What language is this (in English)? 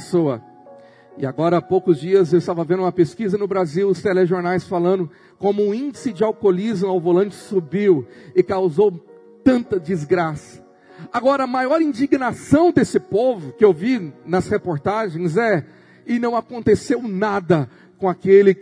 Portuguese